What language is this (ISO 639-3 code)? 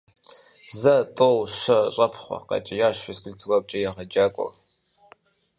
kbd